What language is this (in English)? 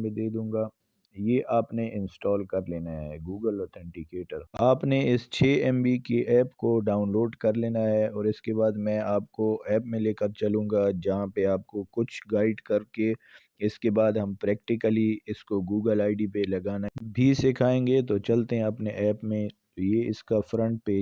Urdu